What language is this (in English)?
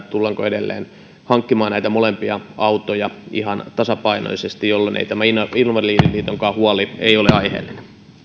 Finnish